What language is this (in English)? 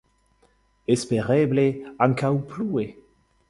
Esperanto